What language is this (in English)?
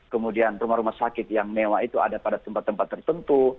Indonesian